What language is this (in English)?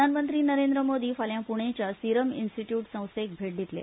Konkani